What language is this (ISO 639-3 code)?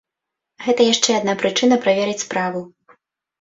bel